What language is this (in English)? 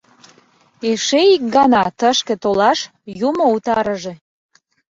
Mari